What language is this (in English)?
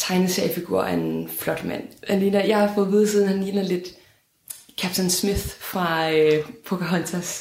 Danish